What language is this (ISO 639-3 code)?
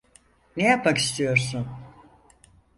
tur